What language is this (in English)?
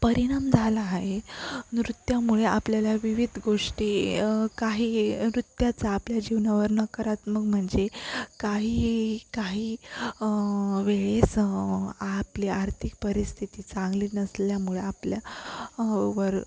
Marathi